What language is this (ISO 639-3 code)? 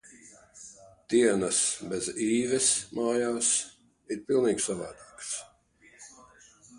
lav